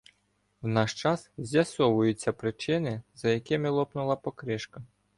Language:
Ukrainian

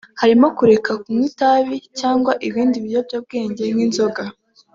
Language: Kinyarwanda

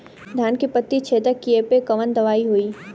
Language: Bhojpuri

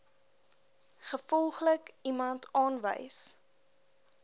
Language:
Afrikaans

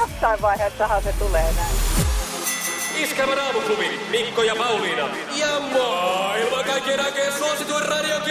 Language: Finnish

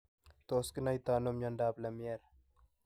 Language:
Kalenjin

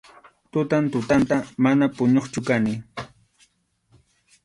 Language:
Arequipa-La Unión Quechua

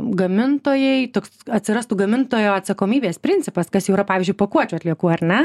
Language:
Lithuanian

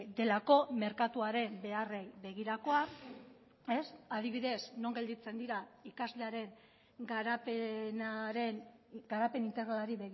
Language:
Basque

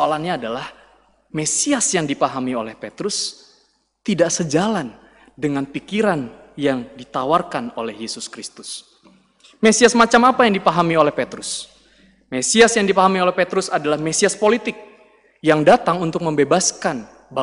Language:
Indonesian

